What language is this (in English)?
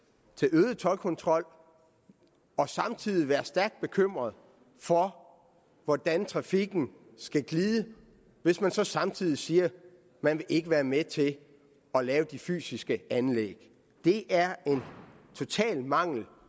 Danish